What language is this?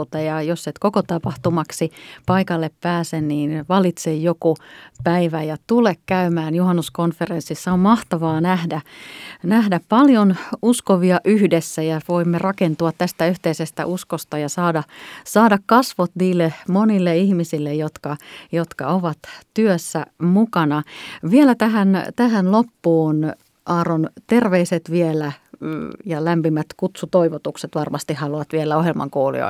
Finnish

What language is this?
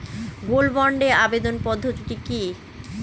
Bangla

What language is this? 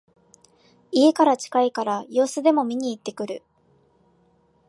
Japanese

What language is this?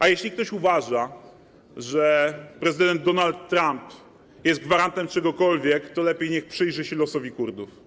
Polish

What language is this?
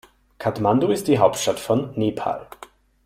German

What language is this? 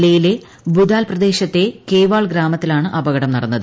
Malayalam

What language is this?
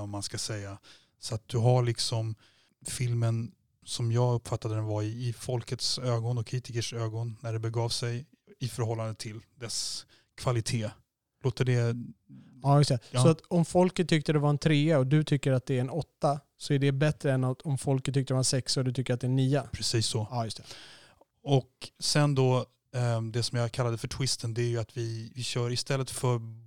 Swedish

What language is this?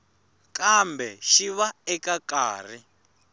Tsonga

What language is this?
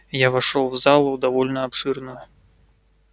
Russian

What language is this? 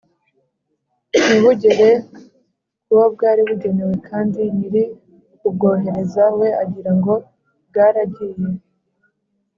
Kinyarwanda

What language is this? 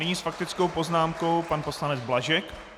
Czech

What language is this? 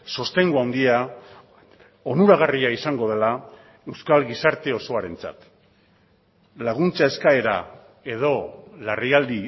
Basque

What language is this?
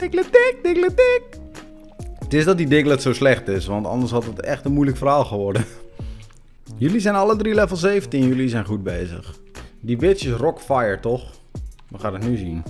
Dutch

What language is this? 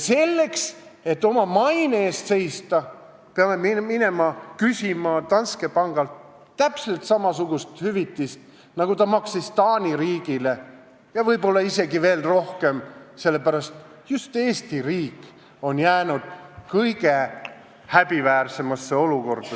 Estonian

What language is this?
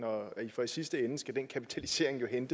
Danish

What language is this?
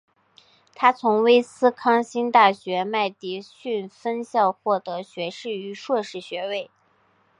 Chinese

